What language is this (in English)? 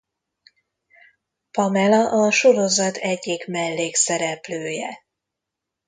Hungarian